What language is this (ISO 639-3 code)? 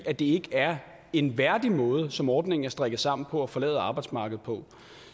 dan